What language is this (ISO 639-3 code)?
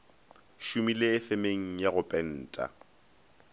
nso